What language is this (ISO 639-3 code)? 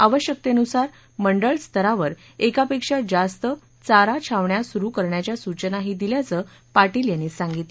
mar